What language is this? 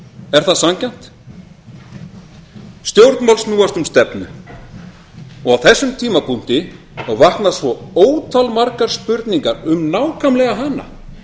Icelandic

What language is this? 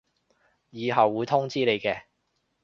Cantonese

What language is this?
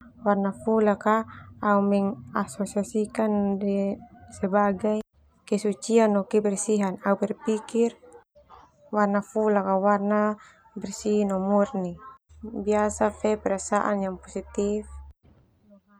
Termanu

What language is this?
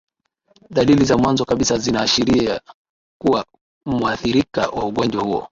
Swahili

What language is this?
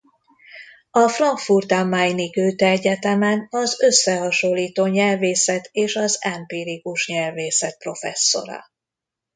Hungarian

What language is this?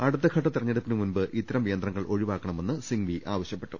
Malayalam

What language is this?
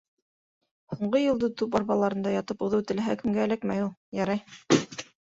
Bashkir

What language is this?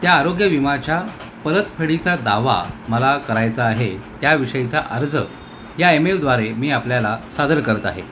Marathi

